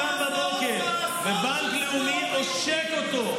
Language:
Hebrew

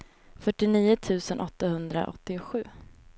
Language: Swedish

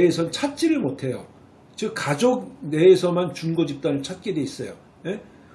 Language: Korean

